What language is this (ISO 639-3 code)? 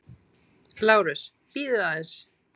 isl